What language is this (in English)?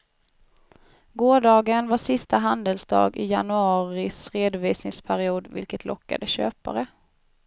Swedish